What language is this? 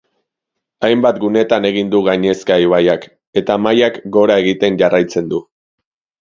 Basque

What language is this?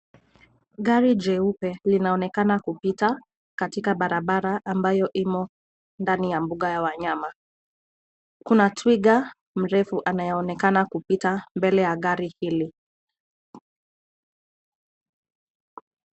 Swahili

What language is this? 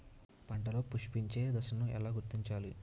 Telugu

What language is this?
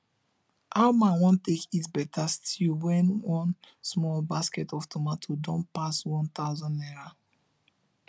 Nigerian Pidgin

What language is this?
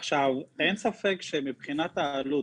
Hebrew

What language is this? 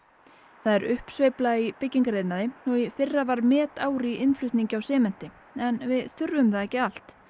Icelandic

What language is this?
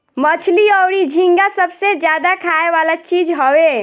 Bhojpuri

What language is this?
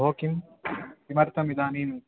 Sanskrit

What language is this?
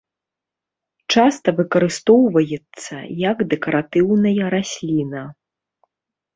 Belarusian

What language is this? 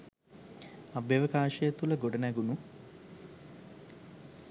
Sinhala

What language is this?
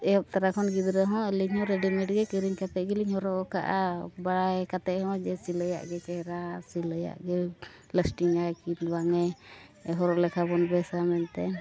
Santali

